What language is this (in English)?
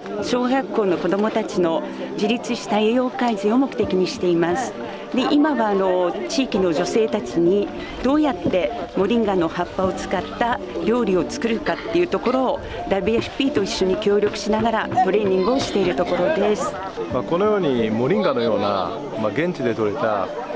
Japanese